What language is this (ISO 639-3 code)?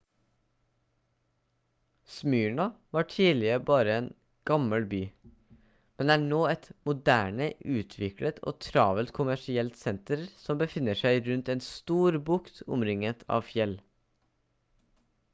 nob